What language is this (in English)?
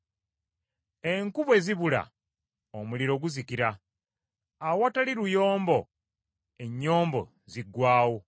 Ganda